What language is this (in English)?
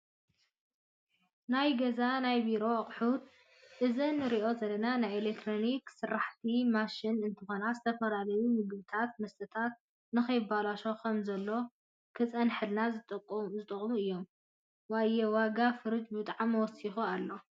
Tigrinya